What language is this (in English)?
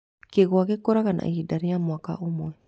Kikuyu